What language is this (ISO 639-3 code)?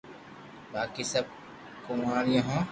lrk